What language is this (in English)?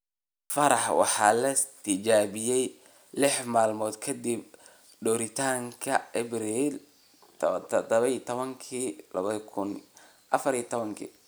Somali